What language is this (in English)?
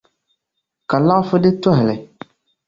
Dagbani